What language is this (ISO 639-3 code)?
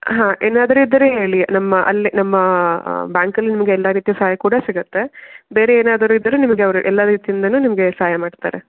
kan